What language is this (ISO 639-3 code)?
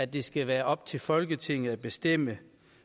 dan